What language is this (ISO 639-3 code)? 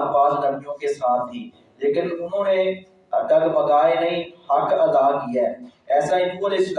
urd